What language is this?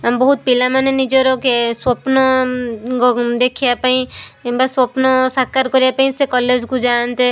Odia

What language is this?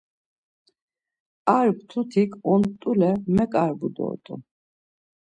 Laz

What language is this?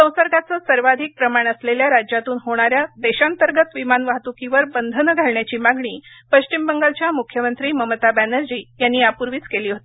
Marathi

